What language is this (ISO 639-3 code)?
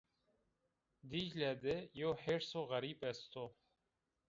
zza